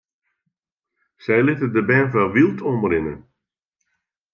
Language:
Western Frisian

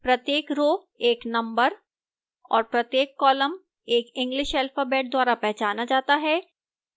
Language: Hindi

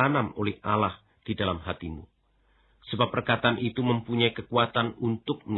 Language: Indonesian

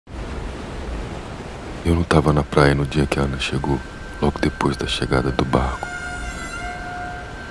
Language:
Portuguese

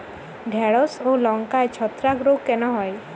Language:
Bangla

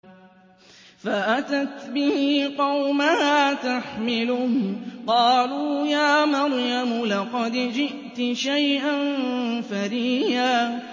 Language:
Arabic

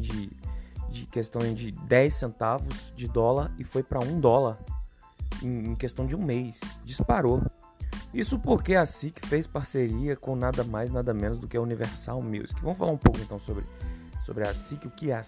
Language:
Portuguese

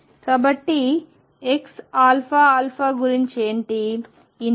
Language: Telugu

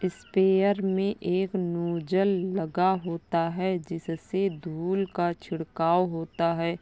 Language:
Hindi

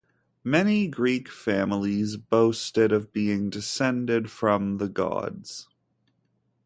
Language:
English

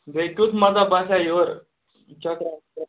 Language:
Kashmiri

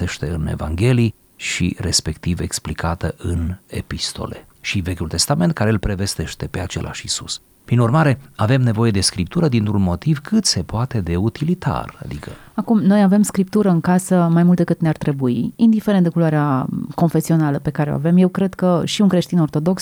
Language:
Romanian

